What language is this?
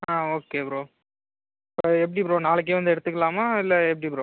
Tamil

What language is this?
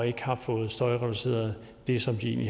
Danish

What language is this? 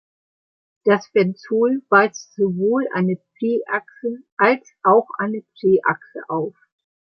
German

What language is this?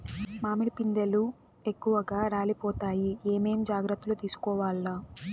Telugu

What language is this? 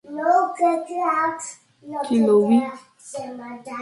Yoruba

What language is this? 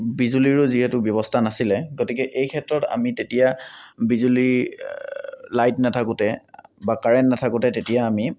Assamese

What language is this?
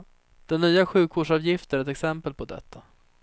Swedish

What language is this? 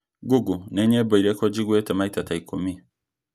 Kikuyu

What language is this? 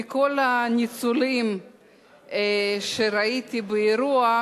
Hebrew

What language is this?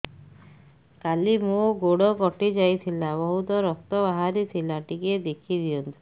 Odia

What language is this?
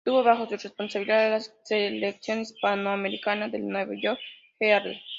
Spanish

